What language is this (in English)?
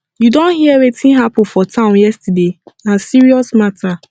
Nigerian Pidgin